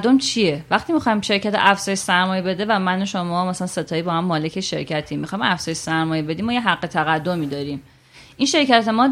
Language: Persian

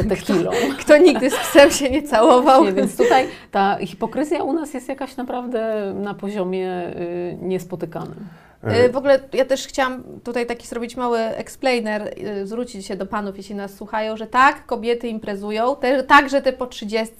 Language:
Polish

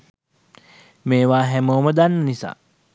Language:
Sinhala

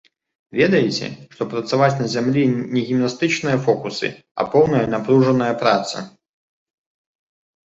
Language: Belarusian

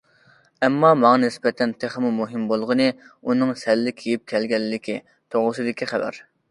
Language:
Uyghur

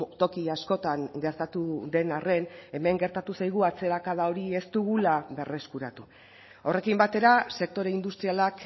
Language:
Basque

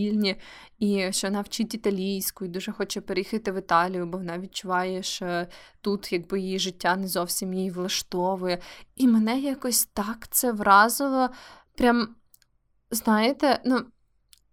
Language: Ukrainian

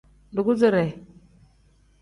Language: Tem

